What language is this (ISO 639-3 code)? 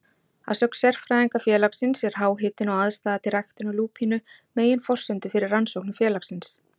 isl